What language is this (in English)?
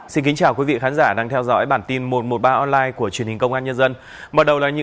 Vietnamese